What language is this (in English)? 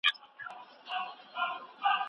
Pashto